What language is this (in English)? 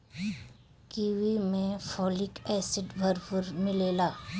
Bhojpuri